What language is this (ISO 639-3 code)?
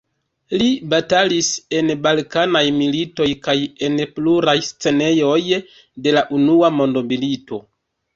epo